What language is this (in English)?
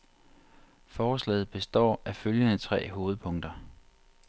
Danish